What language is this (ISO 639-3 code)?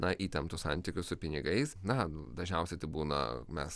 lit